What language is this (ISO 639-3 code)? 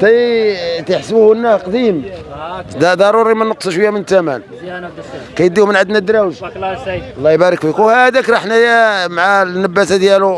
ara